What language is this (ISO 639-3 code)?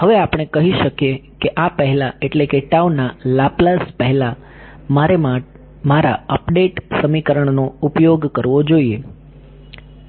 guj